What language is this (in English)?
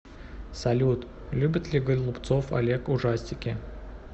Russian